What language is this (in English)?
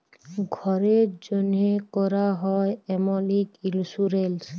Bangla